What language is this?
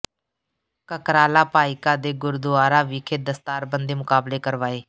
Punjabi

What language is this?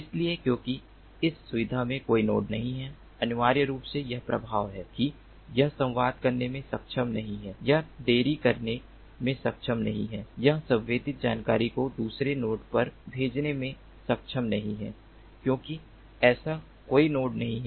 Hindi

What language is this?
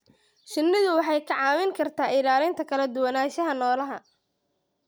Somali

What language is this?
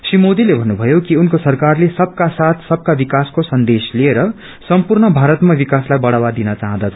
Nepali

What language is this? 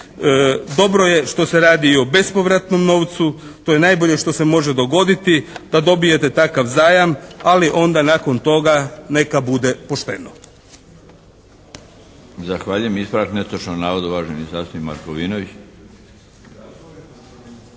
Croatian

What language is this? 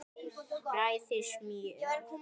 Icelandic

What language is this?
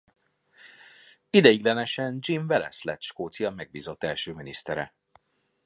Hungarian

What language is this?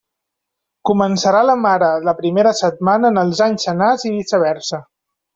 Catalan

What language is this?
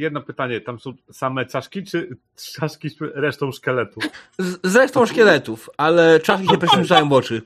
Polish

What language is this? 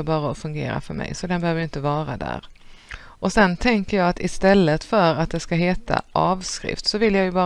Swedish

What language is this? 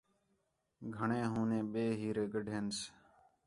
Khetrani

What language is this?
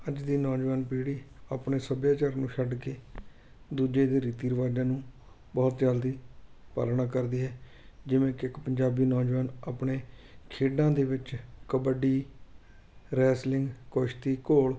Punjabi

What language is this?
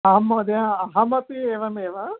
Sanskrit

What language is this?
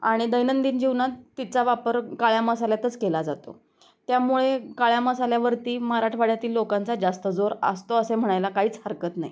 Marathi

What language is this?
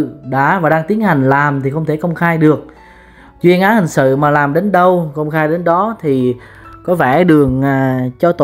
Vietnamese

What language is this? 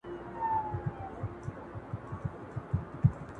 Pashto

